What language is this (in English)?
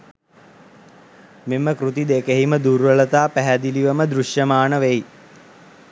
Sinhala